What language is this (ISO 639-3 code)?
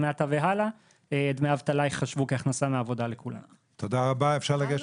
heb